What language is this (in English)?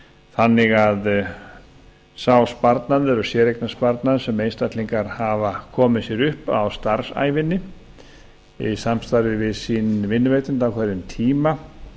Icelandic